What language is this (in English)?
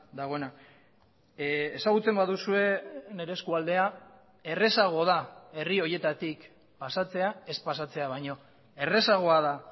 Basque